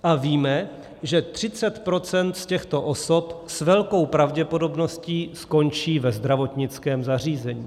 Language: Czech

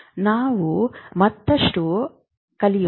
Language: Kannada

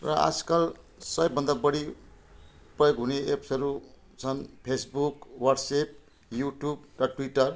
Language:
Nepali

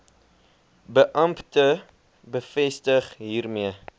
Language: Afrikaans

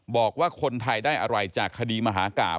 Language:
Thai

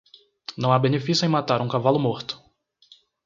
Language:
Portuguese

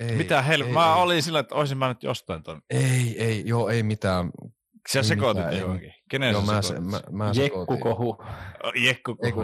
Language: Finnish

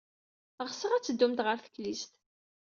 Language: Kabyle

